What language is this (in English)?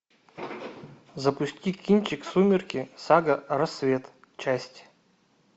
Russian